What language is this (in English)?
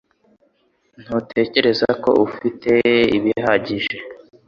Kinyarwanda